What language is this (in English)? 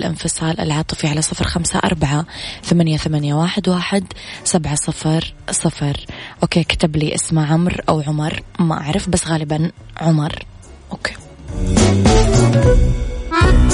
Arabic